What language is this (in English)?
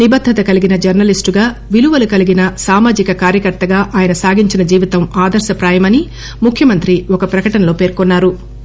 Telugu